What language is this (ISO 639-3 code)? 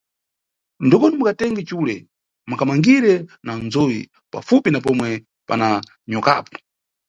nyu